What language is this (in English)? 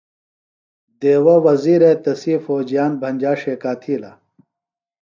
Phalura